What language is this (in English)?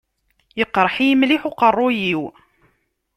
Kabyle